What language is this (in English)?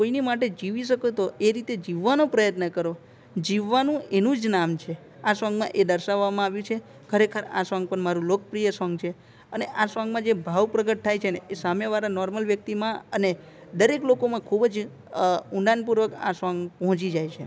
Gujarati